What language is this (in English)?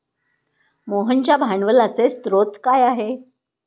Marathi